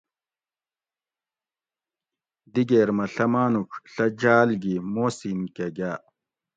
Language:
Gawri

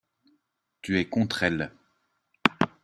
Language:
French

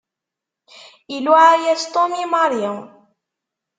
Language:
Kabyle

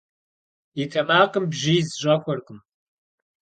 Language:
Kabardian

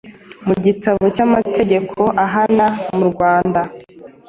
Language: Kinyarwanda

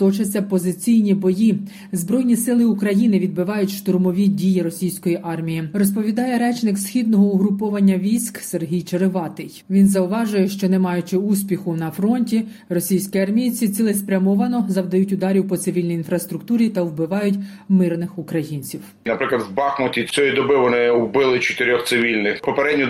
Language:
Ukrainian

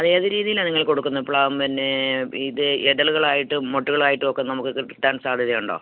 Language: Malayalam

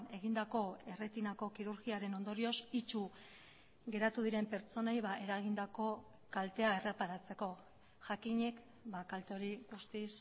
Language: Basque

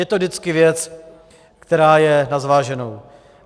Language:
Czech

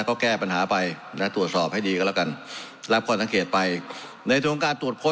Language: Thai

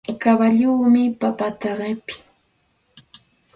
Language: Santa Ana de Tusi Pasco Quechua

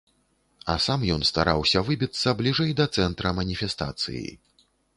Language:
Belarusian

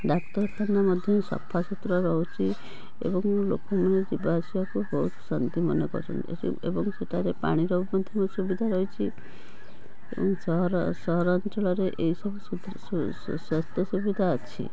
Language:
Odia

